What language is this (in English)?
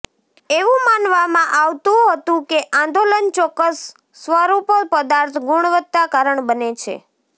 Gujarati